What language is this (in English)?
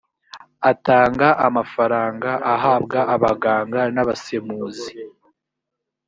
Kinyarwanda